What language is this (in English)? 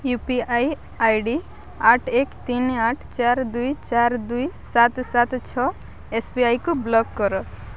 Odia